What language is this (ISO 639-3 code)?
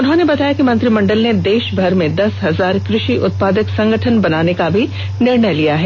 hin